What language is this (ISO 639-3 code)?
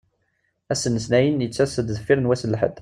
kab